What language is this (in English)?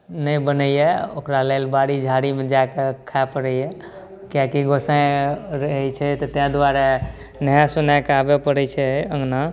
Maithili